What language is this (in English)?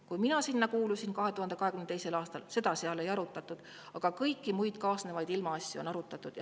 Estonian